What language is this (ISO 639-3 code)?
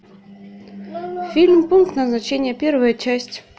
rus